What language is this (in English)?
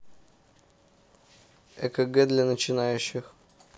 Russian